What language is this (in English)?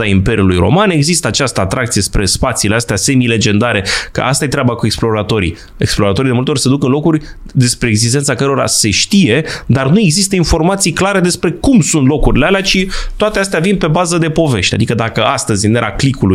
Romanian